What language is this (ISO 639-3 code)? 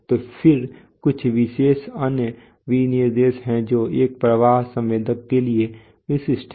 hin